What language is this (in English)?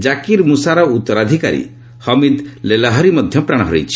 Odia